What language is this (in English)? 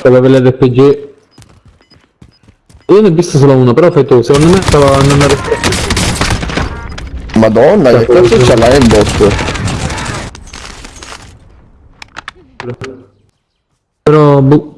Italian